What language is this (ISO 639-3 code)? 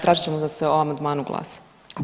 hrv